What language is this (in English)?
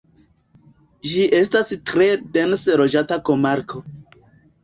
Esperanto